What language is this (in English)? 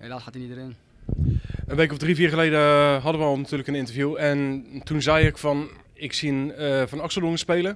Dutch